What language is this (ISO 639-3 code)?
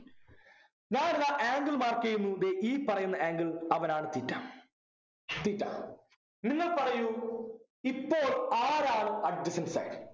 mal